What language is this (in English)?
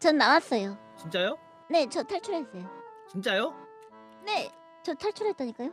Korean